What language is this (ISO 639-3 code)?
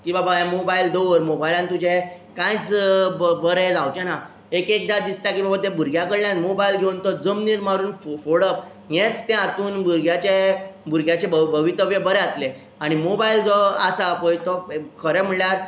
kok